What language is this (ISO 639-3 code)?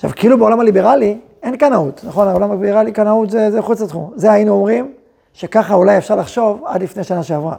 heb